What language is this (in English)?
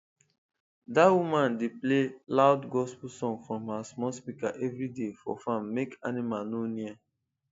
Nigerian Pidgin